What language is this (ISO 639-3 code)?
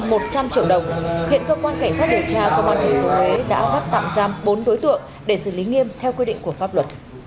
vie